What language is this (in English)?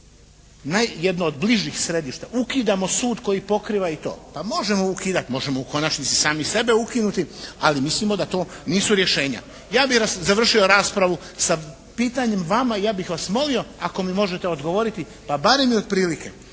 Croatian